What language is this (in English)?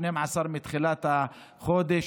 Hebrew